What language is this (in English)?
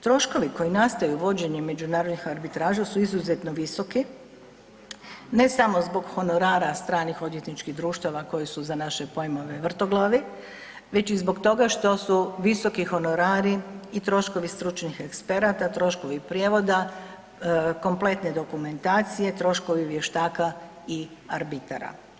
Croatian